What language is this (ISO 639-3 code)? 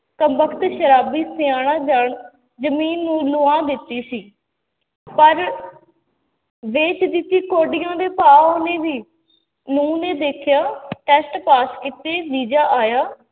pan